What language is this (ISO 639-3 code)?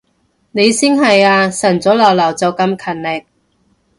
yue